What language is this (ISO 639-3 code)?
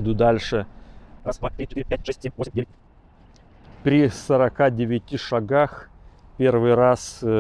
rus